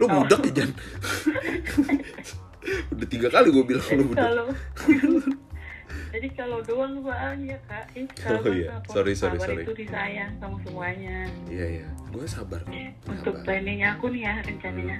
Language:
Indonesian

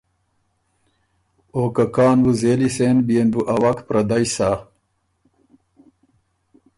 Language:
Ormuri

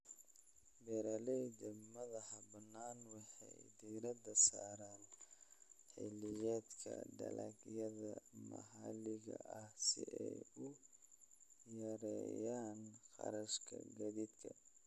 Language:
Somali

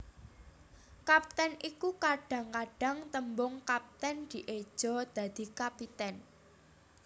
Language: Javanese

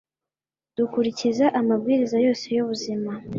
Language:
Kinyarwanda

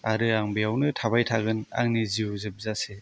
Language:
Bodo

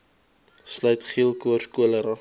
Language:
Afrikaans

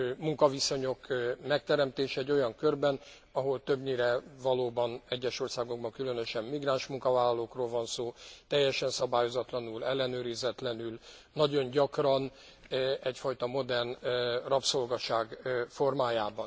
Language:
Hungarian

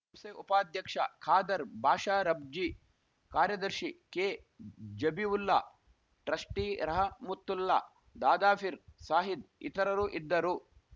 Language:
Kannada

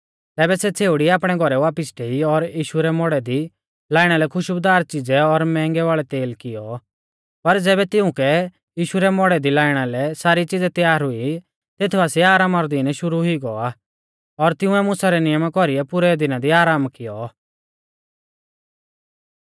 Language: Mahasu Pahari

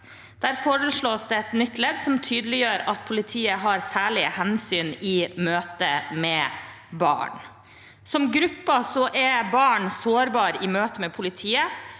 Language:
Norwegian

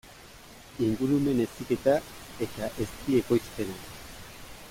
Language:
Basque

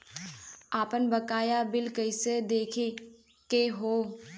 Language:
Bhojpuri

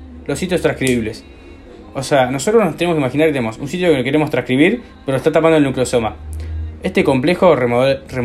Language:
Spanish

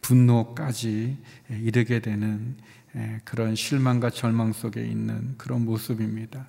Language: Korean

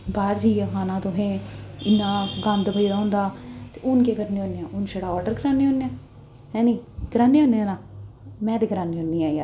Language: Dogri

